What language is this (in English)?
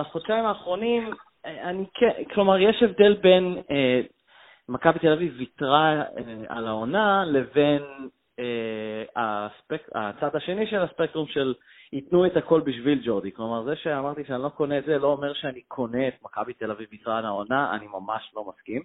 Hebrew